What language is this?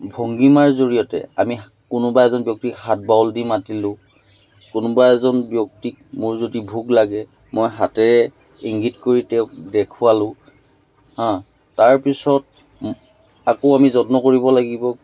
Assamese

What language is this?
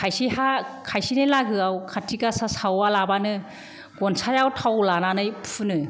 Bodo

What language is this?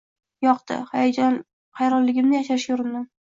Uzbek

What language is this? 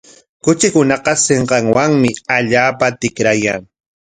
Corongo Ancash Quechua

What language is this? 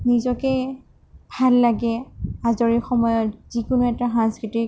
Assamese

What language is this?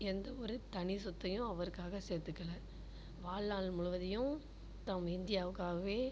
Tamil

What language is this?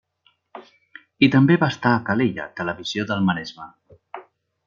Catalan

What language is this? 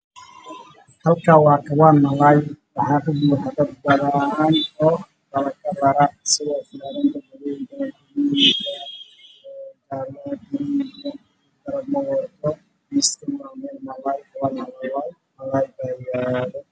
Somali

